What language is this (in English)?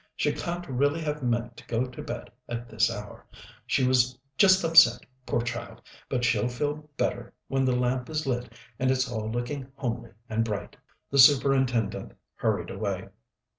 English